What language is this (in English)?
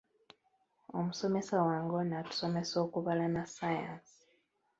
Ganda